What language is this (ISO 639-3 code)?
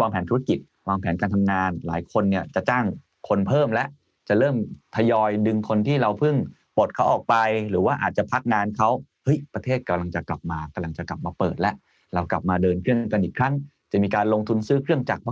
tha